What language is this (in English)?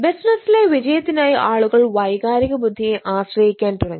Malayalam